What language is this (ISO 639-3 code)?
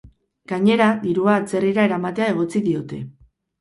eus